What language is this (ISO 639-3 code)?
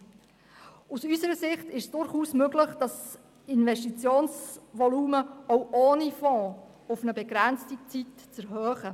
gsw